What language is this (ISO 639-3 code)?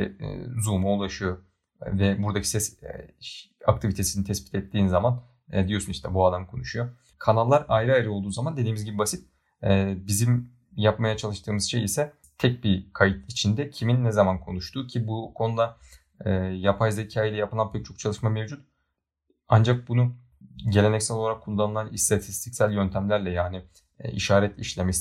tur